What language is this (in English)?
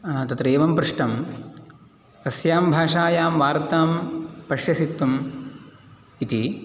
Sanskrit